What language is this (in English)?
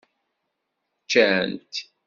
Kabyle